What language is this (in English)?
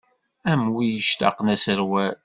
Kabyle